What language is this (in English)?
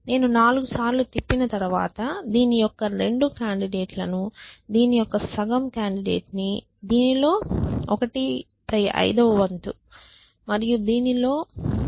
Telugu